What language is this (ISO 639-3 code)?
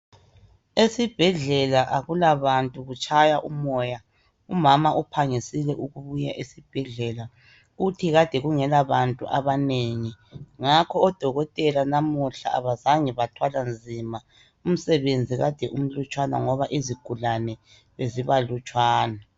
nde